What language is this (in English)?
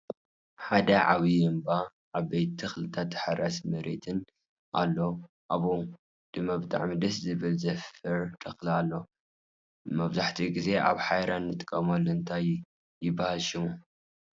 Tigrinya